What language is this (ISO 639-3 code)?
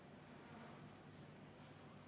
est